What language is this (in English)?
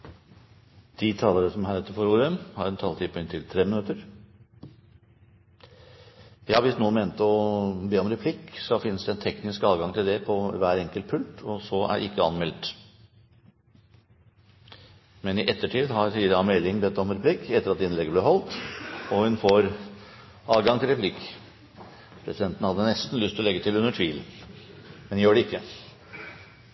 Norwegian Bokmål